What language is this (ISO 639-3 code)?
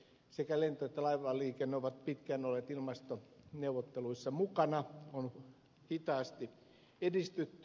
fin